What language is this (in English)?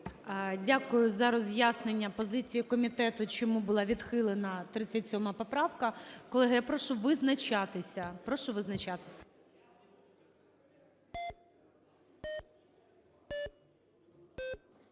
Ukrainian